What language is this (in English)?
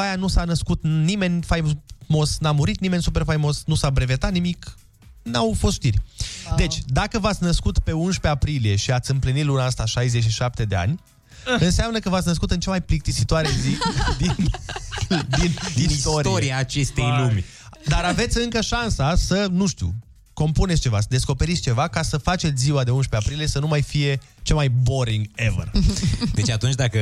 Romanian